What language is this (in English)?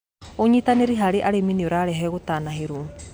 Kikuyu